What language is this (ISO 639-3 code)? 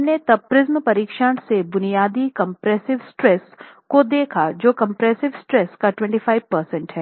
hin